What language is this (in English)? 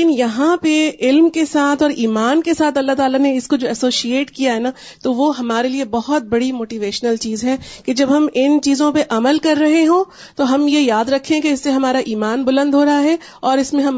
Urdu